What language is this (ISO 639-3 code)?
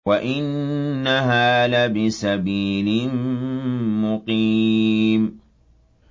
ara